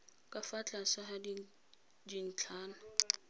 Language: Tswana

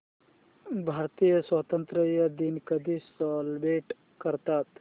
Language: Marathi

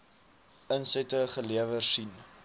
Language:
Afrikaans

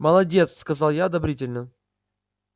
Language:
Russian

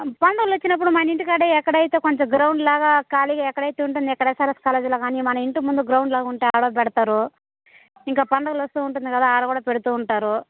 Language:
Telugu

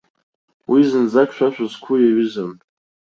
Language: Abkhazian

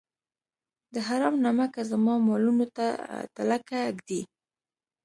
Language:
Pashto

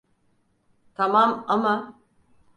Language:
Turkish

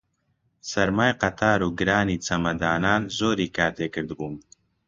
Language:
Central Kurdish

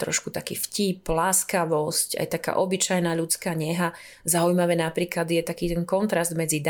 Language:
Slovak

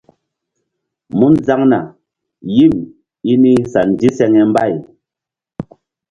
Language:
Mbum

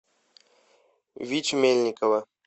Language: Russian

